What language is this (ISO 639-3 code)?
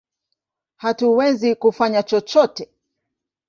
swa